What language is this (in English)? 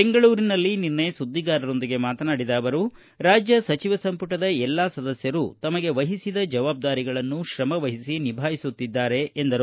Kannada